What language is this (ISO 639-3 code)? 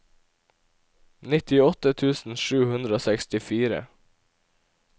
nor